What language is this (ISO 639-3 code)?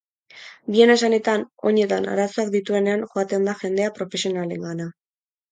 eus